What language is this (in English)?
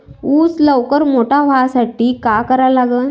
Marathi